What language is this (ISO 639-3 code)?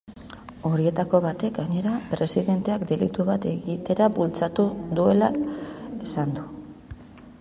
eus